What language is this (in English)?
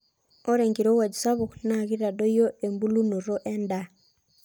Masai